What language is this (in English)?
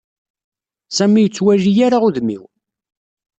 Kabyle